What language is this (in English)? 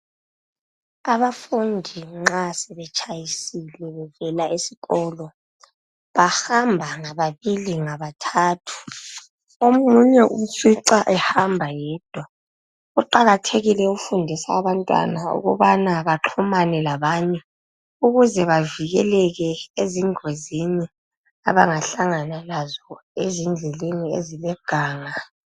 North Ndebele